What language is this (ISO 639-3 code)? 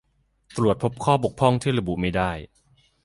tha